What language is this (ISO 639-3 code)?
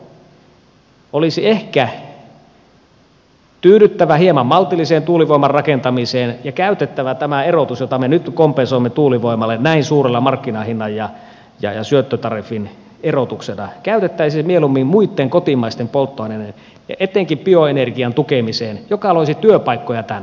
fin